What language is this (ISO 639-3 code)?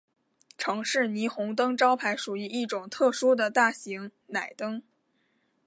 zho